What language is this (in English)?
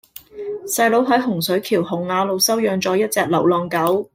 Cantonese